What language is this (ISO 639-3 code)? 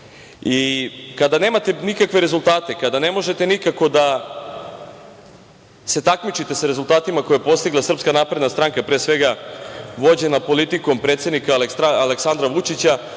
srp